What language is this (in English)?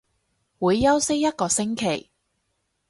Cantonese